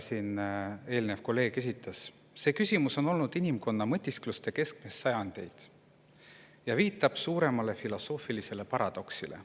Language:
Estonian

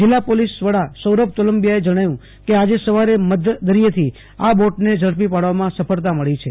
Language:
Gujarati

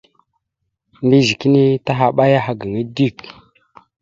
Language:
Mada (Cameroon)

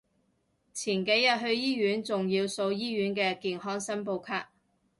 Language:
Cantonese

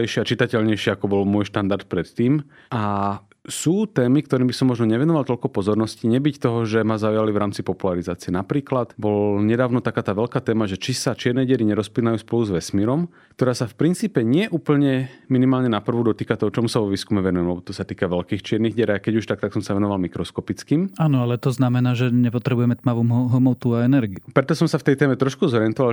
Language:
Slovak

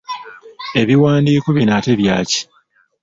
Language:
Ganda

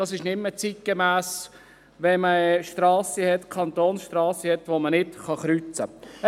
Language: Swiss German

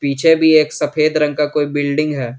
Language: Hindi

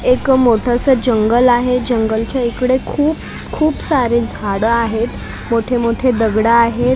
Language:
Marathi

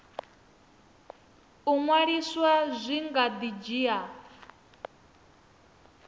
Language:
Venda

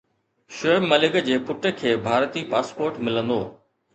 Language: Sindhi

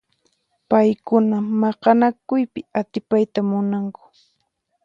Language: Puno Quechua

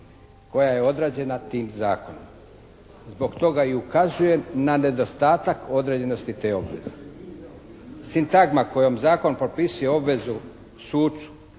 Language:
Croatian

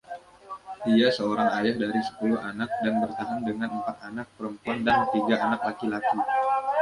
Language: Indonesian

